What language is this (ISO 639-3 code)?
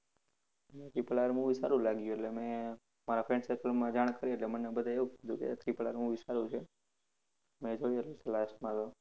guj